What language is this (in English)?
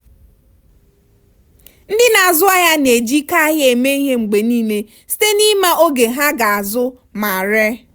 Igbo